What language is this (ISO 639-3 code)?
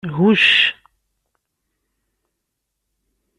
kab